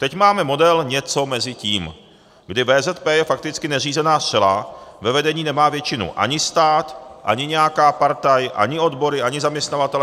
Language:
Czech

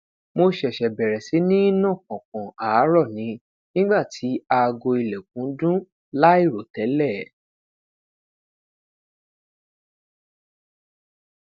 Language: Yoruba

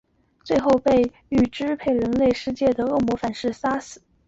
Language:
Chinese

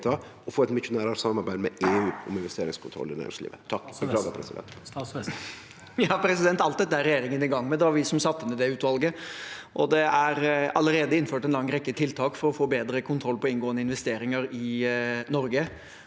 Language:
Norwegian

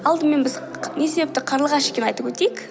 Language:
Kazakh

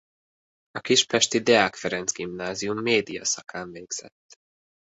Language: Hungarian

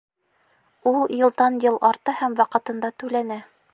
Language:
Bashkir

